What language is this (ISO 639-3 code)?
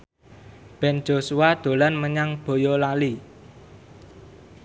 jav